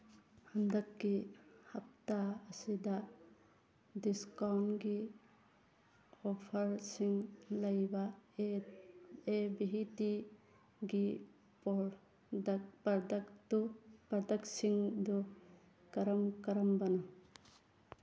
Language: Manipuri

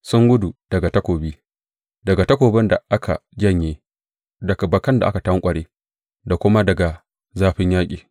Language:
Hausa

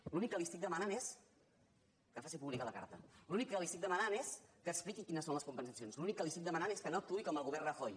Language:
Catalan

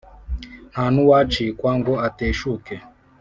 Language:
Kinyarwanda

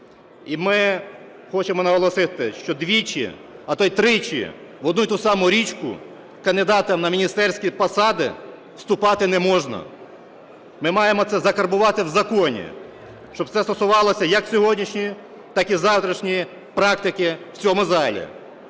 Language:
Ukrainian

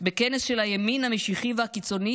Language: Hebrew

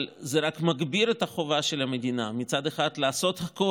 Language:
Hebrew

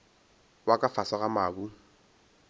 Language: Northern Sotho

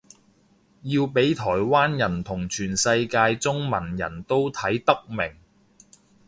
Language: Cantonese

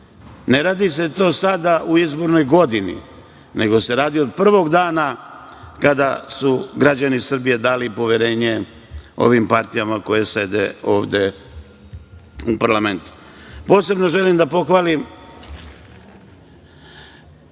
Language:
Serbian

